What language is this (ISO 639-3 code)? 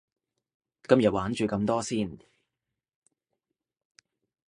yue